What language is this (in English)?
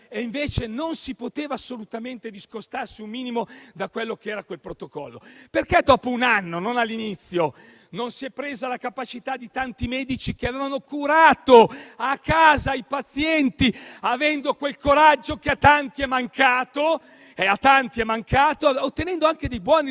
Italian